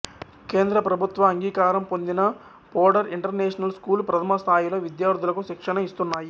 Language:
Telugu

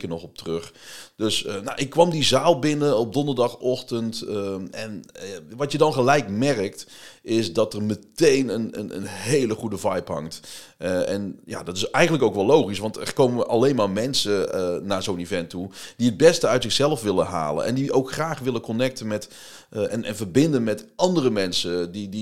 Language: Dutch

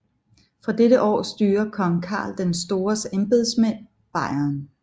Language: Danish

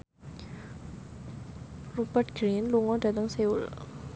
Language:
Javanese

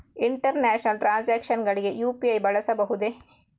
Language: Kannada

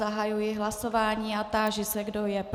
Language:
Czech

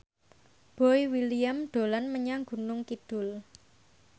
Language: Javanese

